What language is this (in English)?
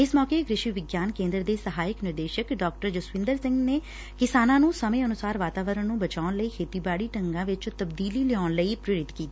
Punjabi